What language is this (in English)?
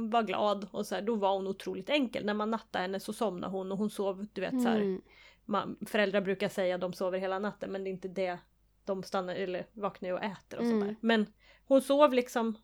Swedish